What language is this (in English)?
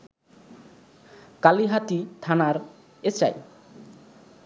Bangla